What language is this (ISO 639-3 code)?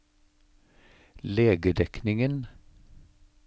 nor